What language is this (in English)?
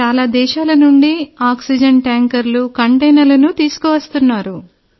Telugu